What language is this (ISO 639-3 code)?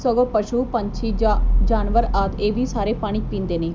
pan